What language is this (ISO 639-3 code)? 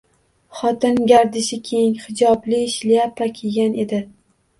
uzb